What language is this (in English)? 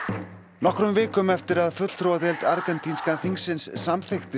Icelandic